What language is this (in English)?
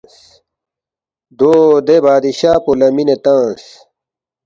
Balti